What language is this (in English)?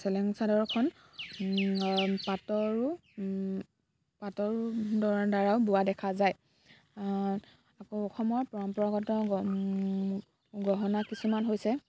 Assamese